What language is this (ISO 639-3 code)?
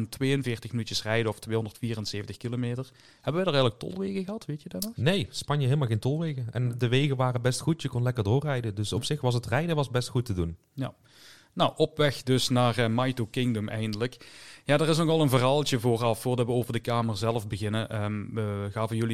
nld